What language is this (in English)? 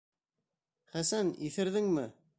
Bashkir